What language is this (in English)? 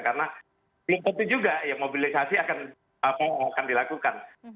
Indonesian